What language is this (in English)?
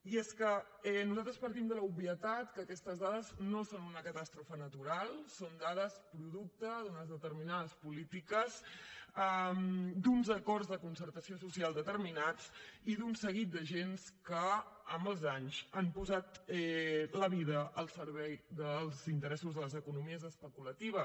Catalan